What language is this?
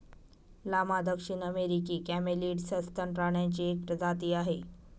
Marathi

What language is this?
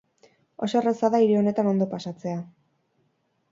Basque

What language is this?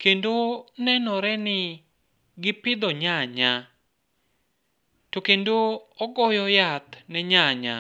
Luo (Kenya and Tanzania)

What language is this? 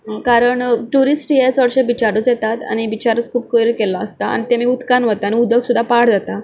Konkani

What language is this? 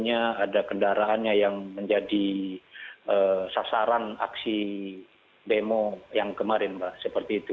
Indonesian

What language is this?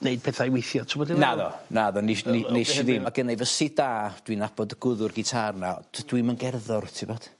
Welsh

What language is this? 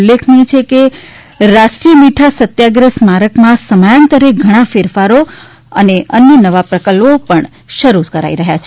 Gujarati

